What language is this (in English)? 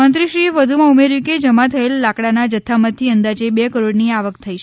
Gujarati